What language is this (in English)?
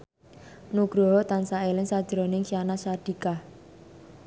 Javanese